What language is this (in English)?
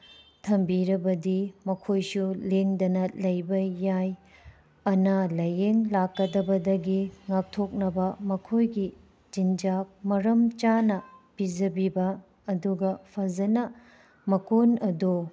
Manipuri